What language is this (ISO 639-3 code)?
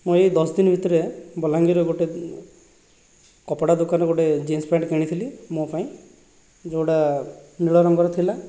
ori